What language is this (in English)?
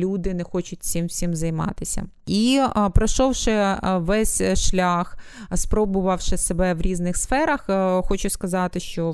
Ukrainian